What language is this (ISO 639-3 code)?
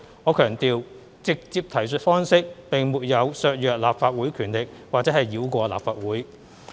yue